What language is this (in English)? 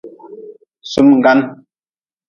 Nawdm